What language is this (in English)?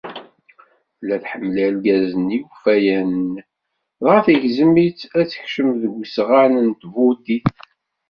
Kabyle